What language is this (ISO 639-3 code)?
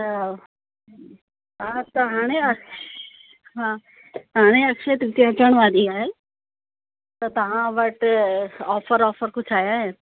snd